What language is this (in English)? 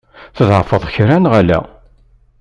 Kabyle